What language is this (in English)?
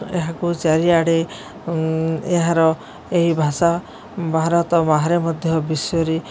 Odia